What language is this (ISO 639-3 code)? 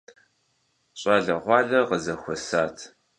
kbd